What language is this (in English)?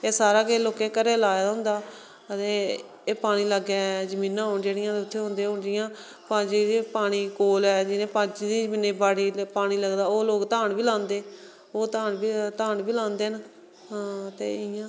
Dogri